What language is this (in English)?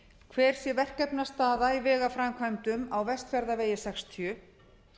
Icelandic